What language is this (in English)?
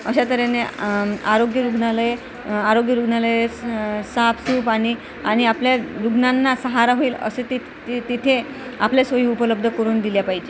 Marathi